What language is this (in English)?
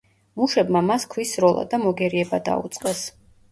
Georgian